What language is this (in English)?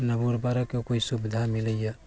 Maithili